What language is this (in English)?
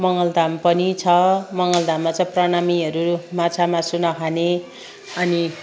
Nepali